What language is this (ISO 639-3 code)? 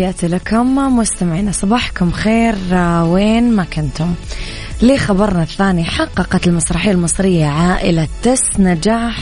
ara